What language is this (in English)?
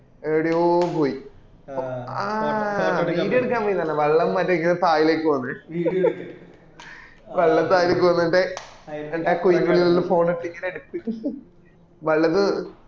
Malayalam